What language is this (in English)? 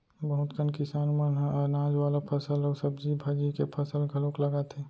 Chhattisgarhi